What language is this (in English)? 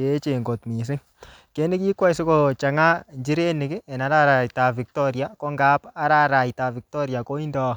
Kalenjin